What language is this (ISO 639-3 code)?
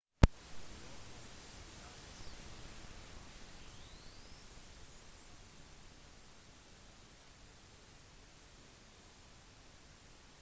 nob